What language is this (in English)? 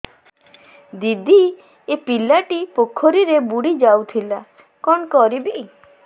Odia